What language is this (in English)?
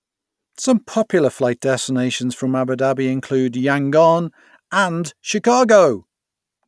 English